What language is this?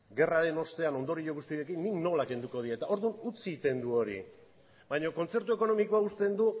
Basque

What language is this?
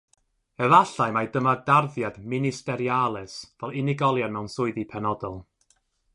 Welsh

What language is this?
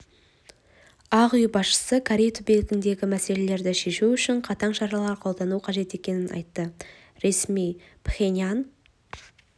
Kazakh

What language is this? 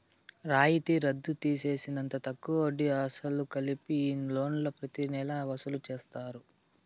Telugu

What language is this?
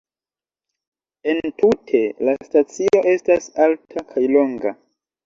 Esperanto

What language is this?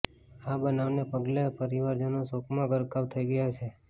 Gujarati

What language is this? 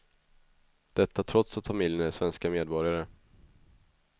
Swedish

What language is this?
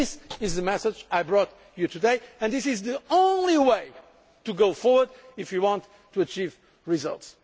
English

